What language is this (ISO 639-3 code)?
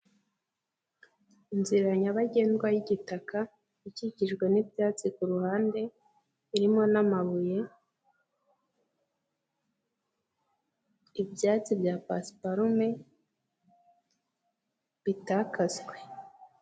kin